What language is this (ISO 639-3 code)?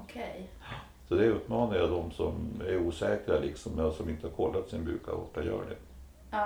swe